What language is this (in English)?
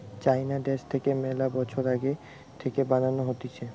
Bangla